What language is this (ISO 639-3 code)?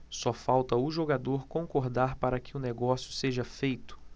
por